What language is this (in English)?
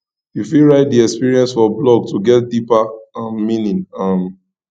Nigerian Pidgin